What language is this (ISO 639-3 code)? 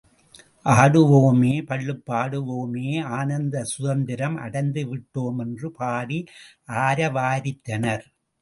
tam